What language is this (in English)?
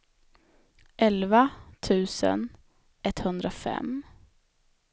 Swedish